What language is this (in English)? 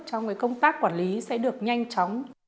Vietnamese